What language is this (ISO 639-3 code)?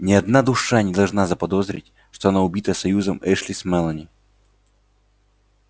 rus